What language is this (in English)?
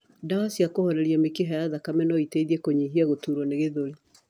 Kikuyu